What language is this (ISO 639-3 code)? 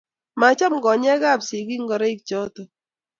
kln